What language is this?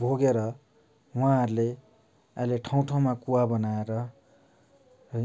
Nepali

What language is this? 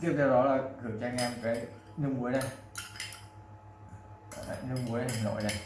Vietnamese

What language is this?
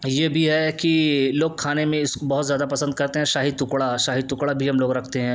Urdu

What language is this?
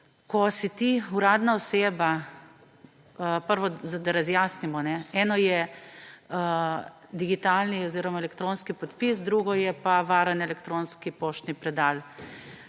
Slovenian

